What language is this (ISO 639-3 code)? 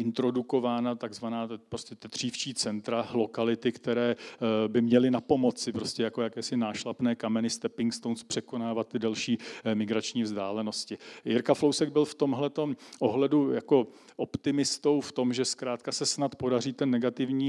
ces